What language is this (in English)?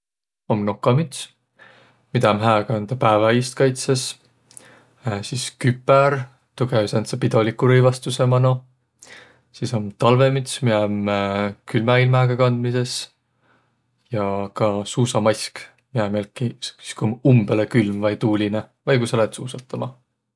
Võro